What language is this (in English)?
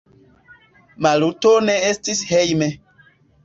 Esperanto